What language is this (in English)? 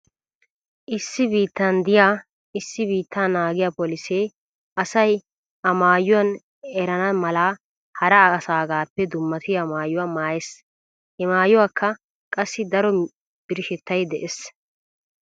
Wolaytta